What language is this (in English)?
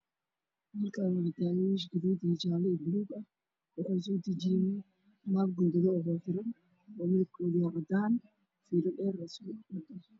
Somali